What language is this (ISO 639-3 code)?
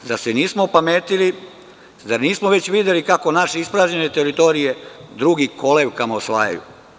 srp